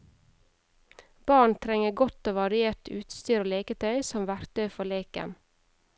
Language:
Norwegian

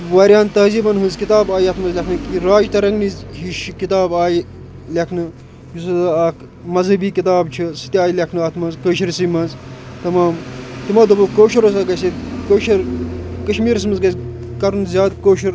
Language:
Kashmiri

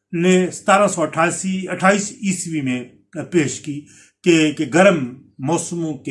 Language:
Urdu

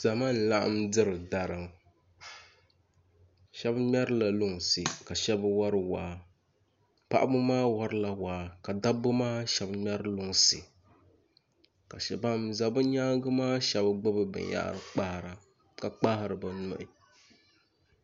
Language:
Dagbani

